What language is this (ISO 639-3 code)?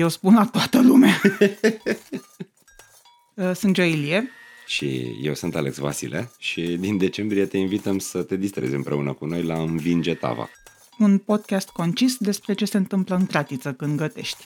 ron